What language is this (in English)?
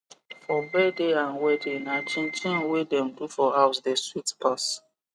Nigerian Pidgin